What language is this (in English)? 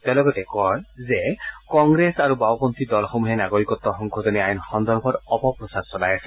Assamese